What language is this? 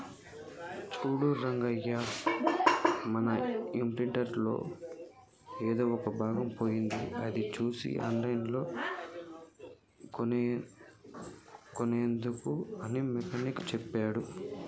Telugu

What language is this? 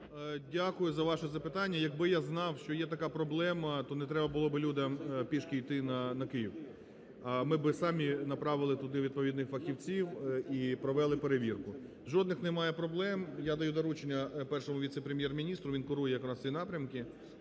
Ukrainian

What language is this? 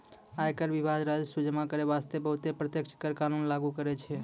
Maithili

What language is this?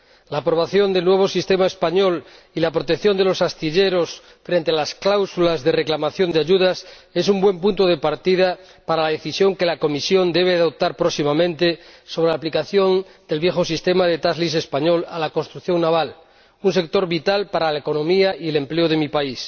Spanish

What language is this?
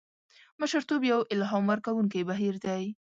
Pashto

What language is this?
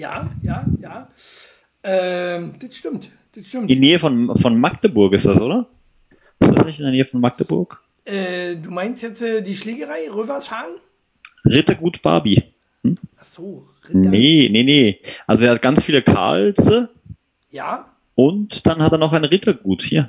German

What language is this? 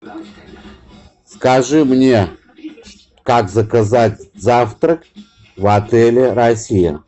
Russian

